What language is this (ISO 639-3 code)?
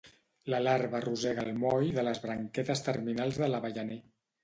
cat